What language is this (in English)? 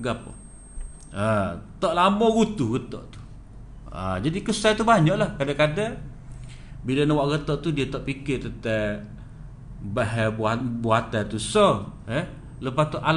Malay